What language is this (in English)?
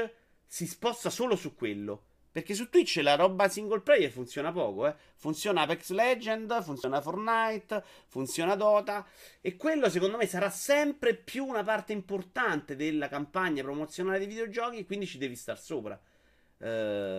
Italian